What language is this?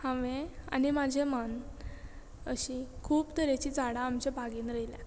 Konkani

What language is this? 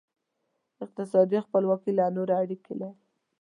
Pashto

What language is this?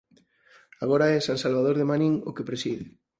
Galician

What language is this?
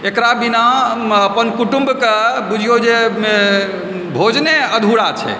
Maithili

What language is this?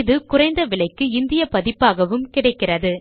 Tamil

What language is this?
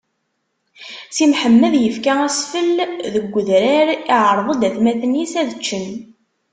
Kabyle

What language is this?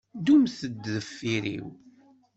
Kabyle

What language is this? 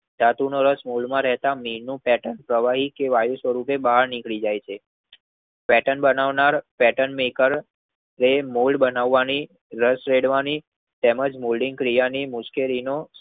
Gujarati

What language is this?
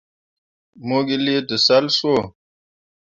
Mundang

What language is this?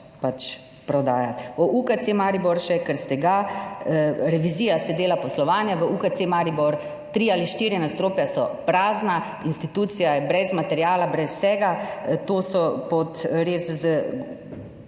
Slovenian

